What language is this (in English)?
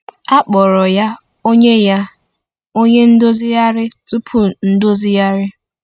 Igbo